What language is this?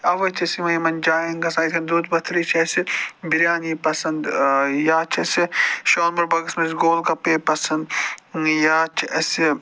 Kashmiri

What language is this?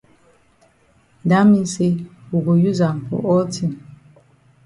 Cameroon Pidgin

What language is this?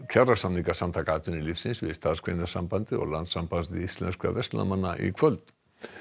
Icelandic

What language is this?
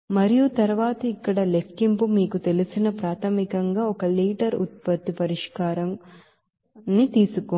Telugu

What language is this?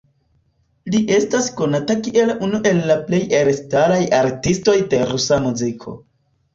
Esperanto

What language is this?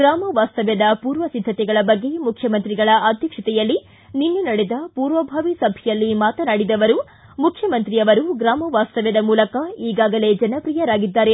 Kannada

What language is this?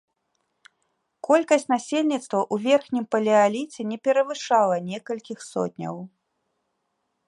Belarusian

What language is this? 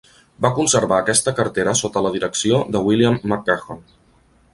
Catalan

